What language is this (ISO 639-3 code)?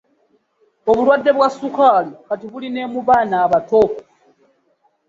lug